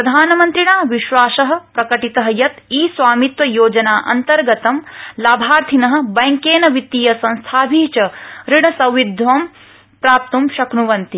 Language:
Sanskrit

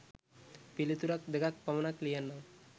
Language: Sinhala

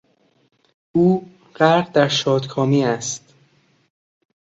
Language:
Persian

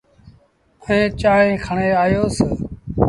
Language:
Sindhi Bhil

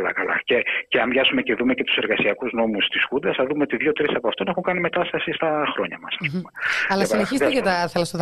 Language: Greek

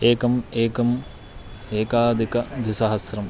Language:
Sanskrit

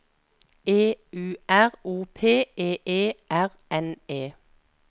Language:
Norwegian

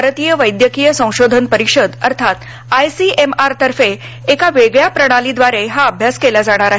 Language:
Marathi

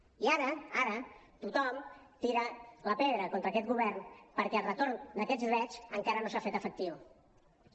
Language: Catalan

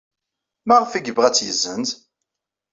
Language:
Kabyle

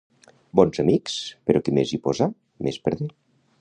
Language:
Catalan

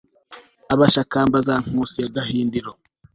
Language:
Kinyarwanda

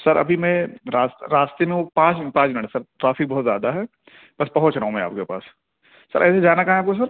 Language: Urdu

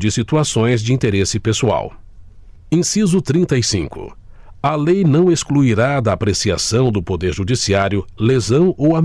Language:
Portuguese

